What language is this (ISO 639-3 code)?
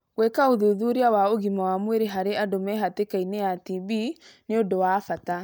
kik